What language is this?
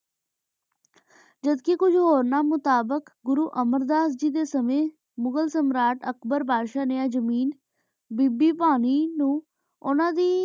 Punjabi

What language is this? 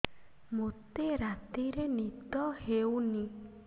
Odia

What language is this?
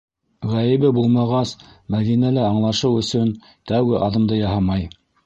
Bashkir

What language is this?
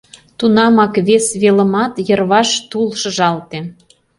Mari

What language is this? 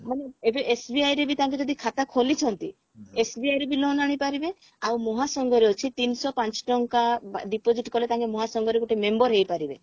Odia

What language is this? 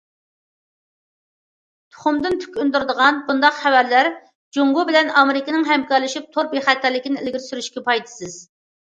Uyghur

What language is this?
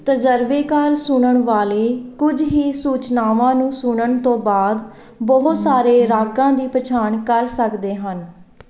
Punjabi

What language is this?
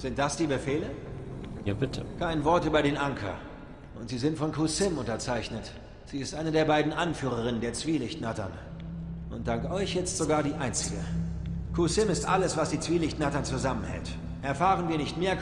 German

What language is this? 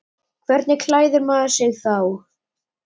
Icelandic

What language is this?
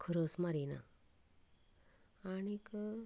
Konkani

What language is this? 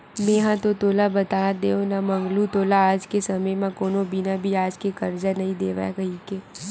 Chhattisgarhi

